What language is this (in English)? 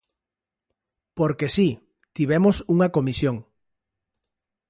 Galician